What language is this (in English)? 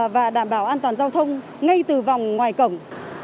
Vietnamese